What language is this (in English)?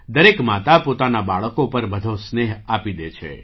Gujarati